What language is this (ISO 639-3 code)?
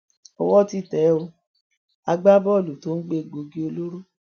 yor